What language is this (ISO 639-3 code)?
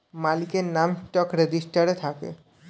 ben